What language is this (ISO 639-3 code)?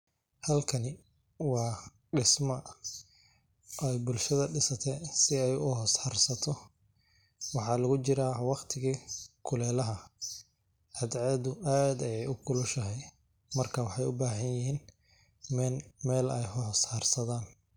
som